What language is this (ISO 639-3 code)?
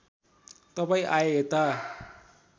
nep